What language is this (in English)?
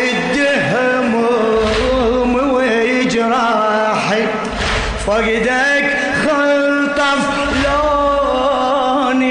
Arabic